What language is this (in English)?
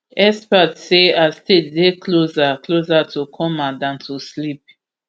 Nigerian Pidgin